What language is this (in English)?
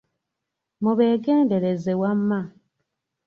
Ganda